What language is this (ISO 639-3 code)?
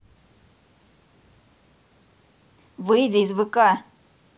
rus